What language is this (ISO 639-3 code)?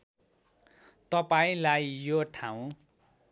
nep